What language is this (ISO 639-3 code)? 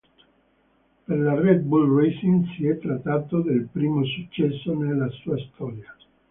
ita